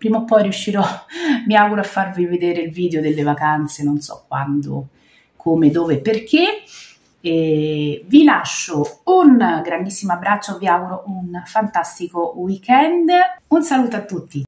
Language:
Italian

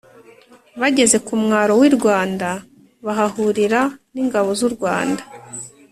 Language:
Kinyarwanda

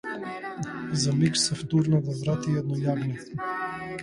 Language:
Macedonian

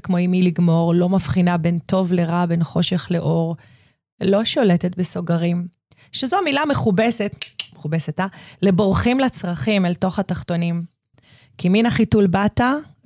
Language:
Hebrew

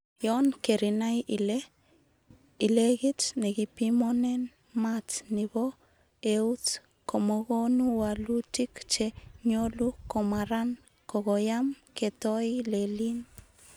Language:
Kalenjin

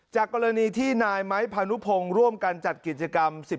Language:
Thai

